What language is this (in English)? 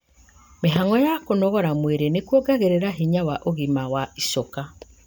Kikuyu